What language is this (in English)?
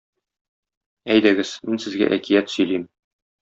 Tatar